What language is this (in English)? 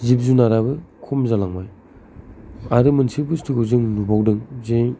Bodo